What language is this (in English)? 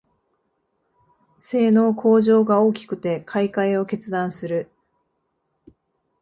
Japanese